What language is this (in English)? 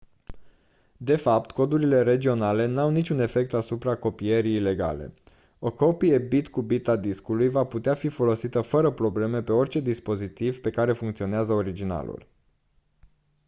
Romanian